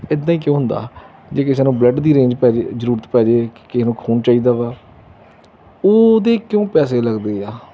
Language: Punjabi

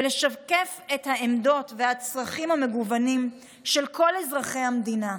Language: Hebrew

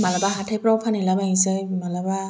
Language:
Bodo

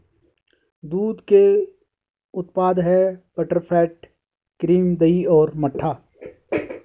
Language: Hindi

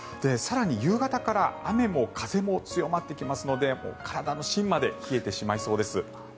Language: Japanese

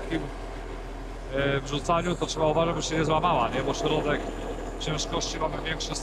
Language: Polish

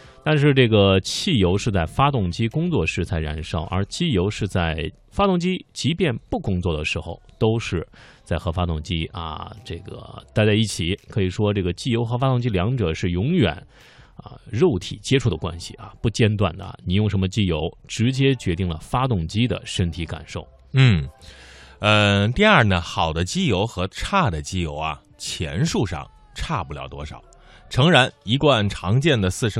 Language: Chinese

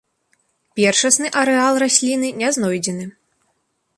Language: Belarusian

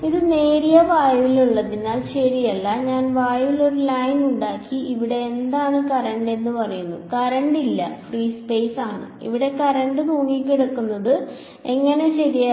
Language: Malayalam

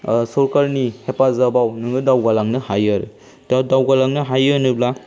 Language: Bodo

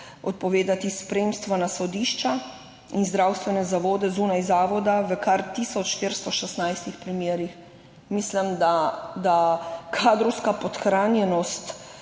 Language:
Slovenian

